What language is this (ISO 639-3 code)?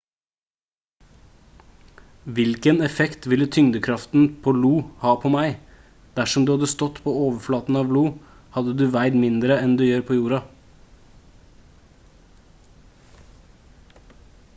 nob